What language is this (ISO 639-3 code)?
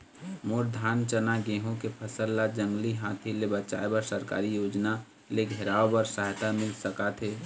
hne